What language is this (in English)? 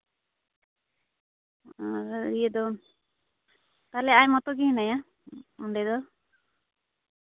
Santali